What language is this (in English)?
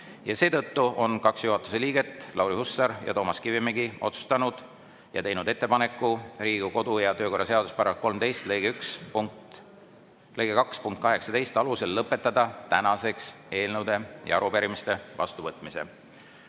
Estonian